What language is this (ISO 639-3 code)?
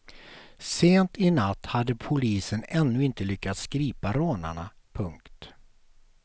swe